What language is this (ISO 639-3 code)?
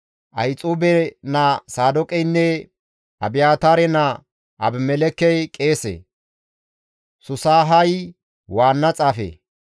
gmv